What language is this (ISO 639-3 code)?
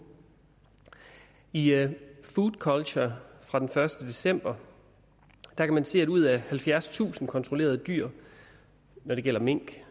dan